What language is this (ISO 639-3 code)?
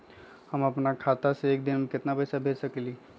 mag